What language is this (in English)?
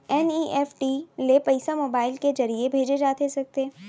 Chhattisgarhi